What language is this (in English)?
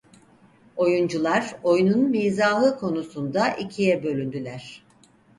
Turkish